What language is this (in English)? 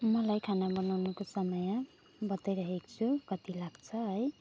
Nepali